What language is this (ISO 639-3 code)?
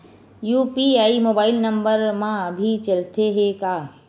hne